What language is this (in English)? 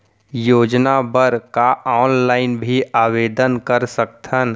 Chhattisgarhi